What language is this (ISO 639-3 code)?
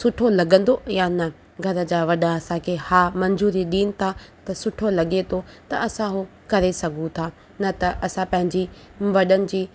snd